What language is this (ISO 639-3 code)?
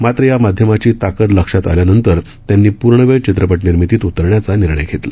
mar